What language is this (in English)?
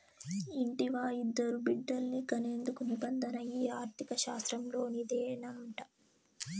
Telugu